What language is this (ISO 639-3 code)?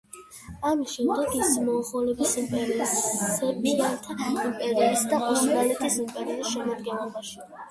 kat